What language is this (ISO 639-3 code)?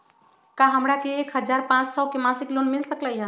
mag